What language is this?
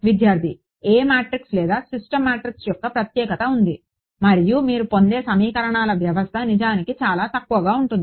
Telugu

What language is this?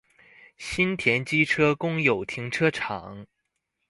Chinese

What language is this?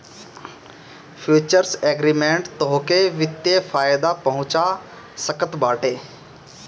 Bhojpuri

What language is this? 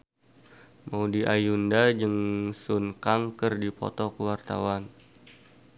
Sundanese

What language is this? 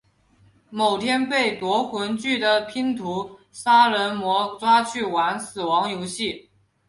Chinese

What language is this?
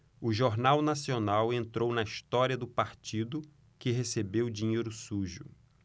Portuguese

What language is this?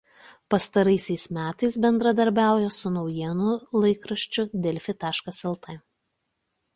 Lithuanian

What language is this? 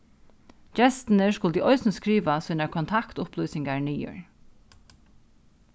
Faroese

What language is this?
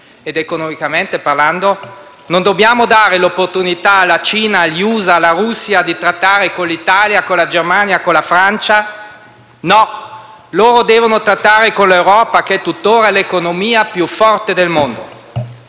Italian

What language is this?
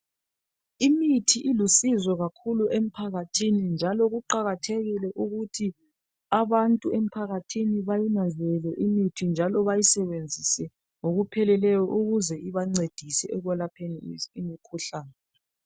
North Ndebele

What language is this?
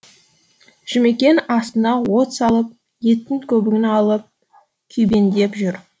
Kazakh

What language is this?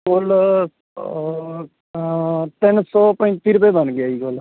Punjabi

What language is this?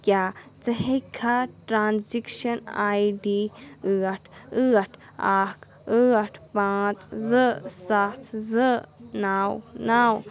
Kashmiri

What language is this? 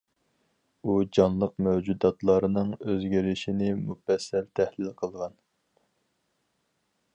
Uyghur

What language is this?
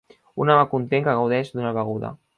Catalan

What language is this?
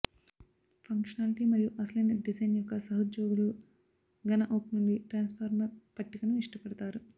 Telugu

